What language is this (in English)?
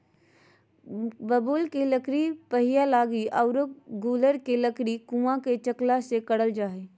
Magahi